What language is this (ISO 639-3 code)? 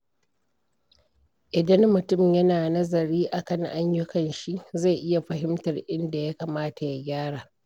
hau